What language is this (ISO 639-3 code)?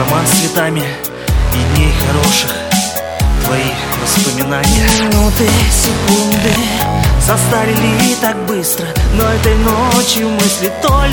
ukr